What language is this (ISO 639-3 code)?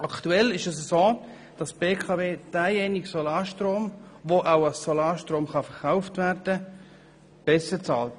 gsw